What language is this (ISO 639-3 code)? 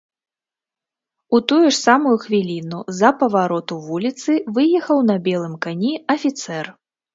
bel